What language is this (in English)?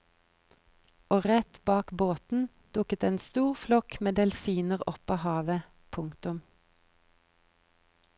Norwegian